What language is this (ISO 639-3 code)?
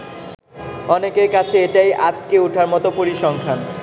ben